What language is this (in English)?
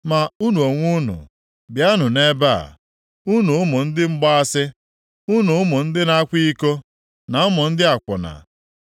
Igbo